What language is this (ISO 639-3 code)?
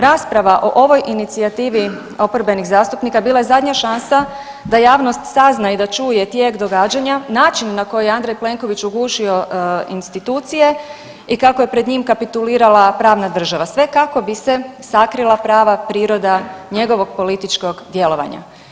hrv